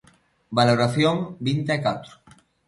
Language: Galician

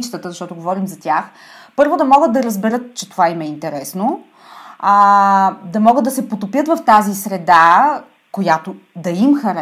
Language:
Bulgarian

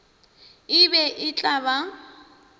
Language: Northern Sotho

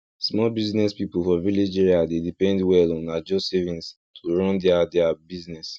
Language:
Nigerian Pidgin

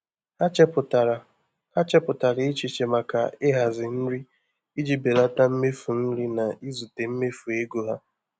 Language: Igbo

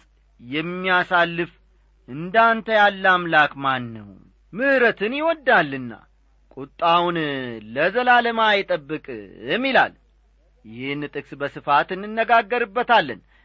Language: Amharic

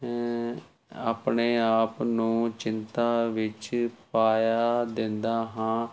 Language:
Punjabi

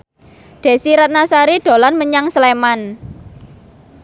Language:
Javanese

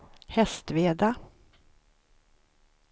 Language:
Swedish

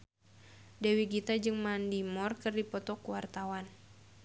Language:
Sundanese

